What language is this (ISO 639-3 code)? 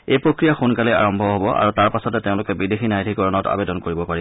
asm